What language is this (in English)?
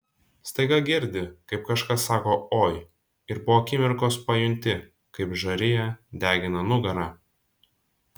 Lithuanian